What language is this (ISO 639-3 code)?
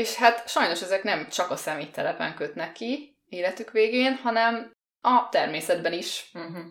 hun